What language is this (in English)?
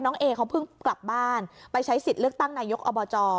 Thai